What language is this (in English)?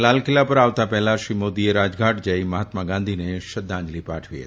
Gujarati